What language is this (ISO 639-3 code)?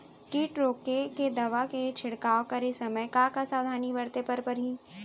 hne